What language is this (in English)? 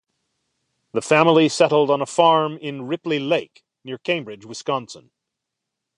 English